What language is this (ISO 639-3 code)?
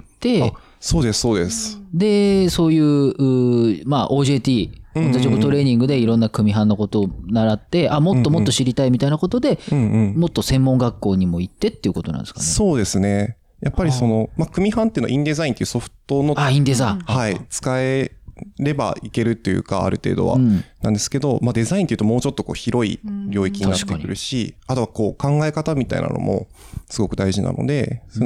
jpn